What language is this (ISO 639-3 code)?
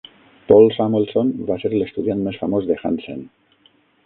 cat